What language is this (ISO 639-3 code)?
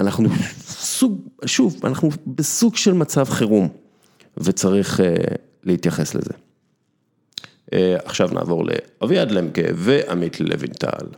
heb